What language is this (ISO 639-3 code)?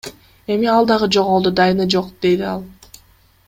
kir